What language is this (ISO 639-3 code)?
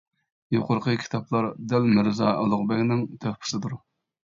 uig